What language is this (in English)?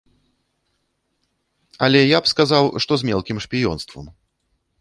Belarusian